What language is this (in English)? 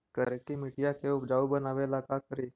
Magahi